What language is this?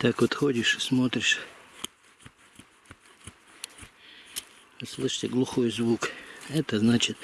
Russian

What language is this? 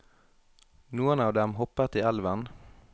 Norwegian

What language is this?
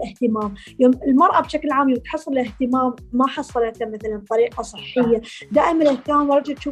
Arabic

